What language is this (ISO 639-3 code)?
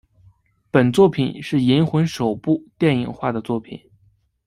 zho